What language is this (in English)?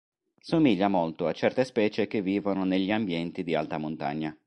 Italian